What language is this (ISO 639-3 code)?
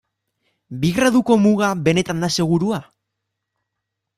eus